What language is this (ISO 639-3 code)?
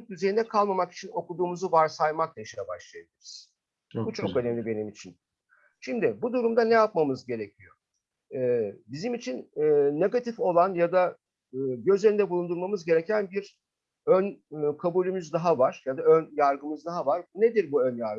tur